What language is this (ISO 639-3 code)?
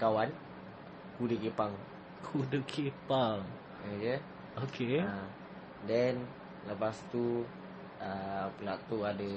msa